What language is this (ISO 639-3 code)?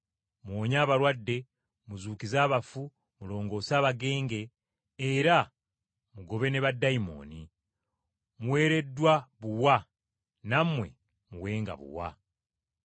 lug